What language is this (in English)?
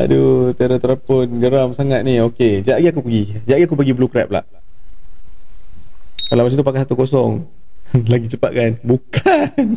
Malay